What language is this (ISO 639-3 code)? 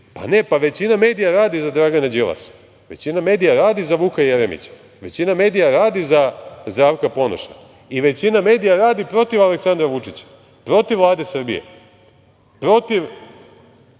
srp